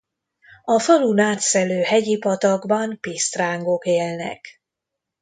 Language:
Hungarian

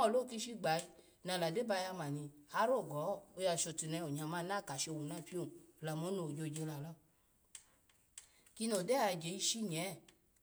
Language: Alago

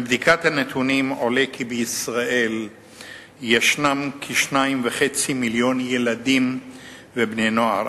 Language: Hebrew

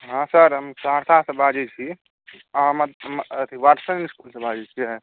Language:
Maithili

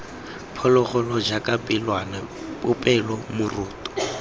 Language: Tswana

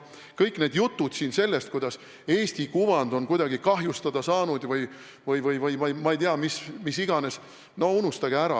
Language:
Estonian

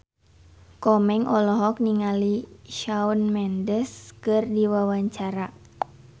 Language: Sundanese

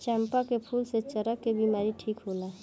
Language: Bhojpuri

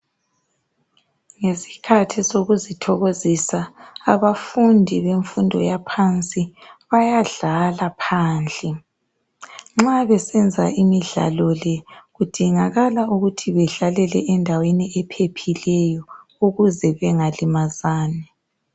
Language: North Ndebele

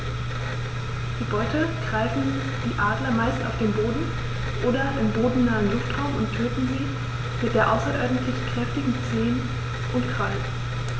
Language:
German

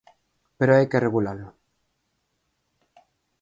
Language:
Galician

